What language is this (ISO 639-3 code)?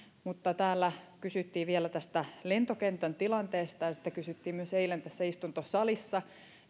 fin